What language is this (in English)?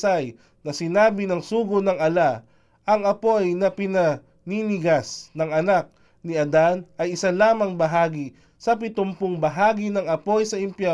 Filipino